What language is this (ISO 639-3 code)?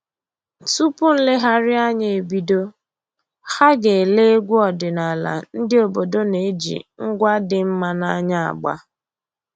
ibo